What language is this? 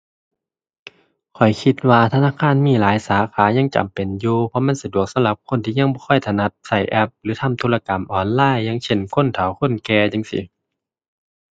Thai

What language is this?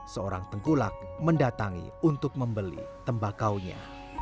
Indonesian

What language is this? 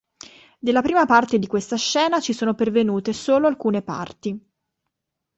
Italian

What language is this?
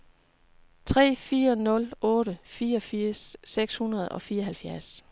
Danish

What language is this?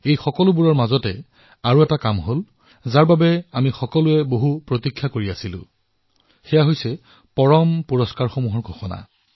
Assamese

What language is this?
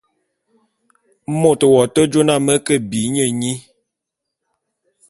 Bulu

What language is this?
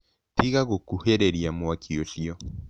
Kikuyu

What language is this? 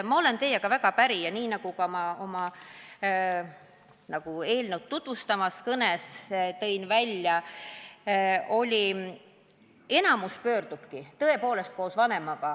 Estonian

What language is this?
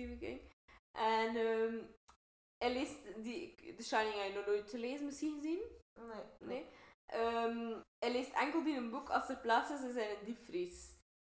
Dutch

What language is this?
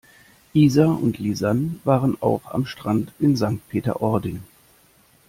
German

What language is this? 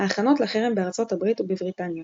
Hebrew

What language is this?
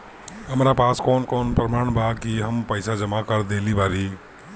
Bhojpuri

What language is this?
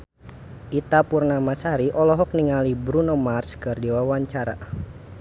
Sundanese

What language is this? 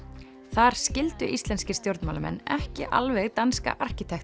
Icelandic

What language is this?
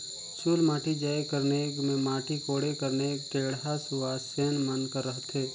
Chhattisgarhi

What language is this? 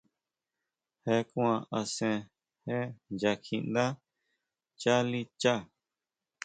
Huautla Mazatec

